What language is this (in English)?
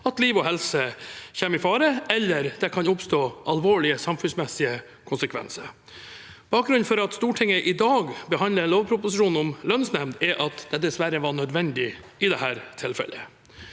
Norwegian